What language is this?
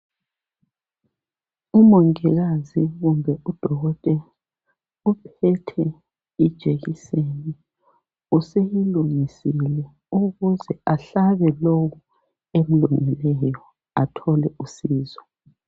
North Ndebele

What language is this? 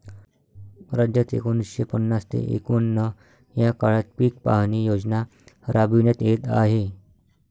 Marathi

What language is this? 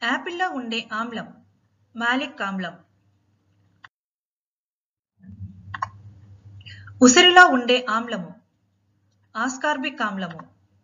Telugu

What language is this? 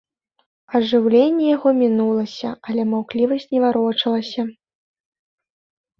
Belarusian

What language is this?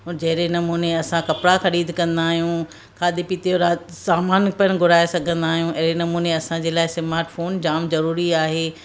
Sindhi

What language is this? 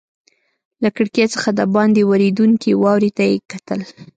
Pashto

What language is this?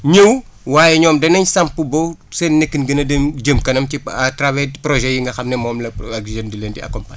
Wolof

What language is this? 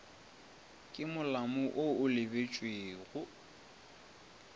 Northern Sotho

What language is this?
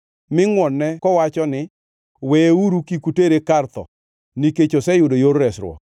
Luo (Kenya and Tanzania)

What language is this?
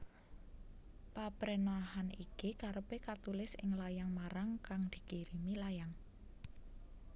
Javanese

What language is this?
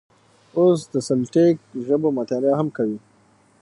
Pashto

